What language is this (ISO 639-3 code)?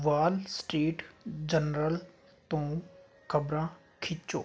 pan